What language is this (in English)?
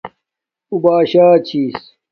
Domaaki